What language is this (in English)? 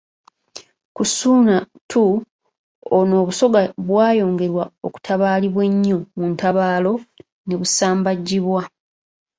Ganda